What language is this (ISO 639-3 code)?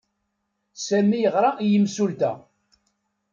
kab